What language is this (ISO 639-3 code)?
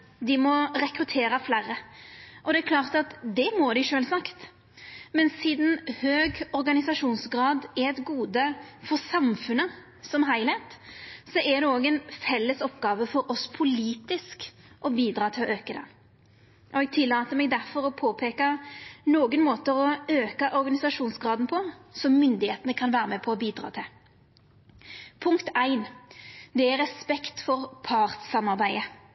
nno